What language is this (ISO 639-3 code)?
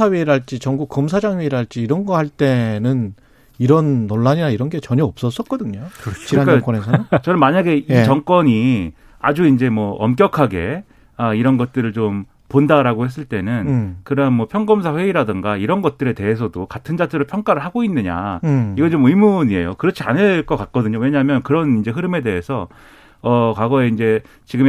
kor